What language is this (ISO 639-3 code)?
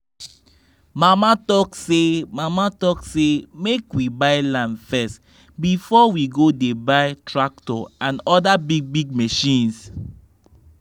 pcm